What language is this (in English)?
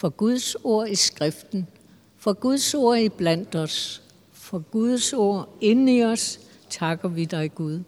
Danish